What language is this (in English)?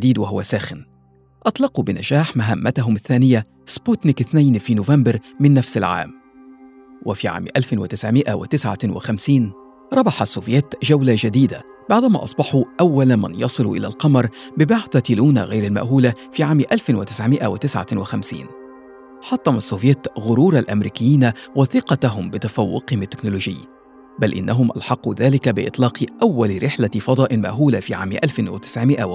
Arabic